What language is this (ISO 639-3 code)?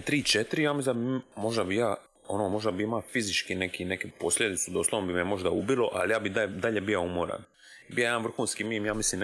hrv